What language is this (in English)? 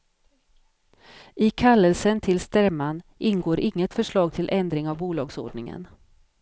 Swedish